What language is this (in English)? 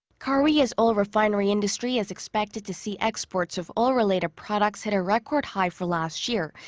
English